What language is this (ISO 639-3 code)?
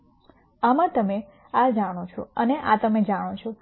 guj